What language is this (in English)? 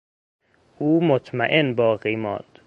Persian